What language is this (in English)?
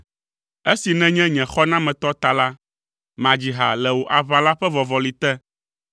Ewe